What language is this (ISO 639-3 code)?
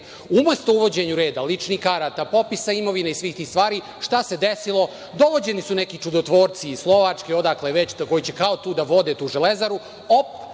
srp